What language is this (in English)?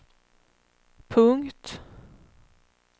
Swedish